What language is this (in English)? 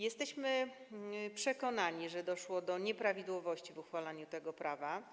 Polish